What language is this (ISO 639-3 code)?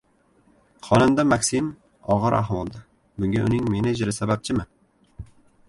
uzb